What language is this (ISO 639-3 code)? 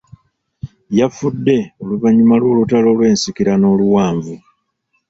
lug